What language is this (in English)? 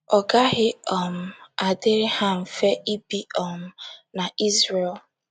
Igbo